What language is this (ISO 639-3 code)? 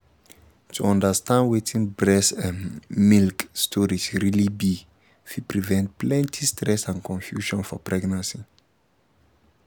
pcm